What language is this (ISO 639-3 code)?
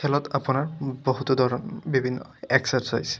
asm